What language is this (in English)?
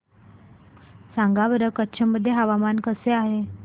Marathi